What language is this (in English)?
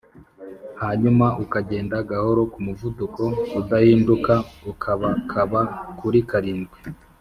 Kinyarwanda